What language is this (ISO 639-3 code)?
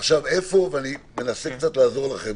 heb